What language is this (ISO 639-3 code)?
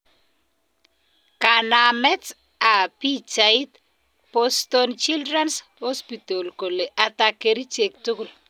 kln